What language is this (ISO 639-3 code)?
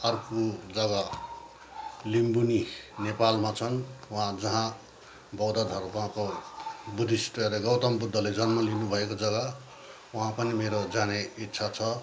nep